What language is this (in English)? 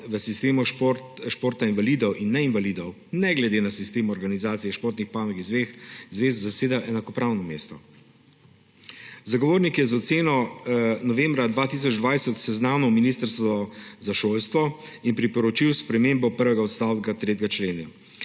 Slovenian